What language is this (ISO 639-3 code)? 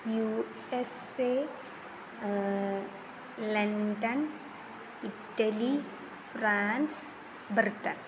san